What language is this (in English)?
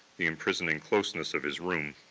English